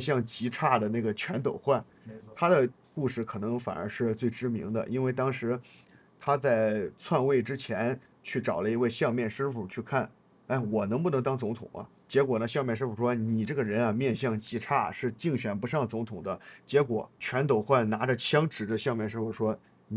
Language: Chinese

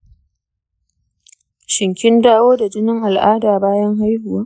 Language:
Hausa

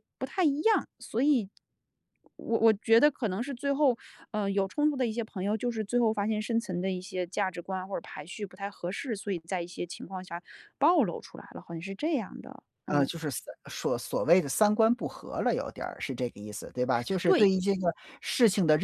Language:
Chinese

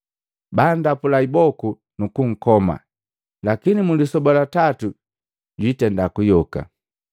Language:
Matengo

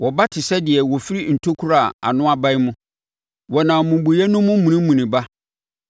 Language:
Akan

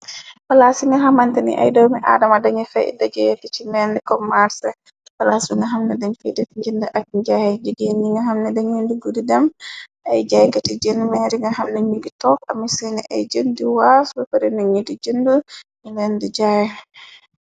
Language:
Wolof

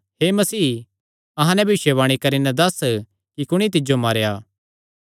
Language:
Kangri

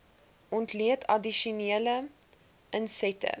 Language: Afrikaans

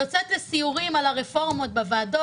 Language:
Hebrew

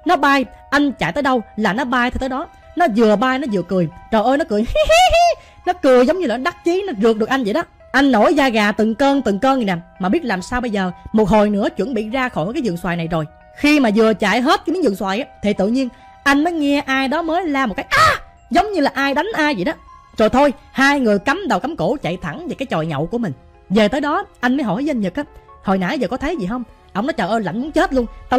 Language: Vietnamese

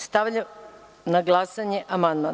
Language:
Serbian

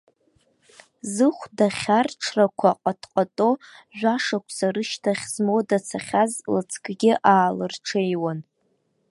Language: Abkhazian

